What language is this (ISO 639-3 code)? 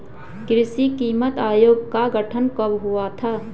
hin